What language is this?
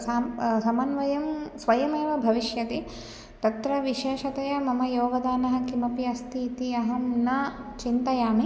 Sanskrit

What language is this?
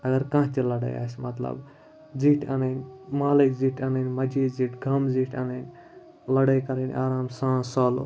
Kashmiri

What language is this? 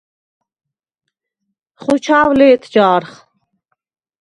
Svan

